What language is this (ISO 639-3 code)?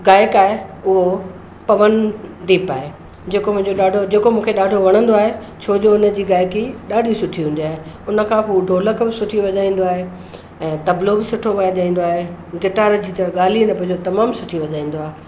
snd